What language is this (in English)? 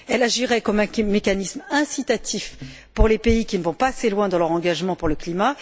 French